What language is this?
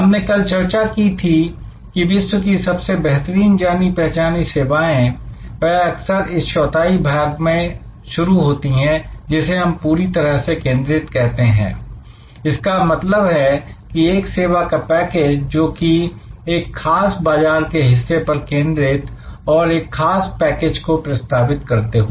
Hindi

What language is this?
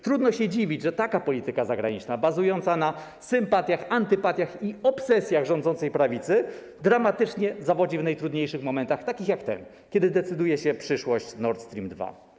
Polish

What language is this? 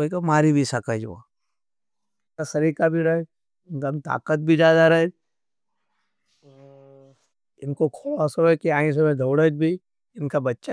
Nimadi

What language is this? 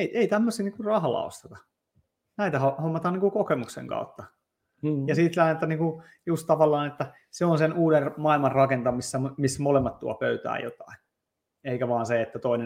Finnish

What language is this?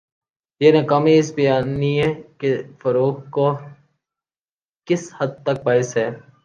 Urdu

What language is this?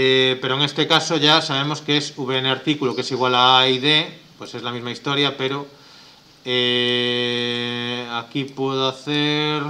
Spanish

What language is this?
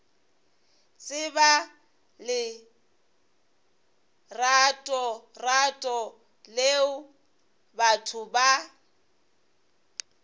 Northern Sotho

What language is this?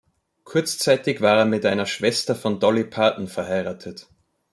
German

